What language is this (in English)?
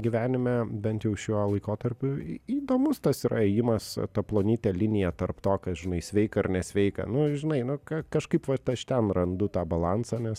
Lithuanian